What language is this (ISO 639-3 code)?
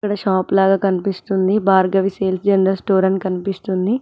tel